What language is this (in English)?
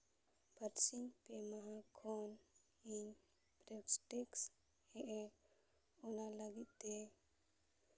Santali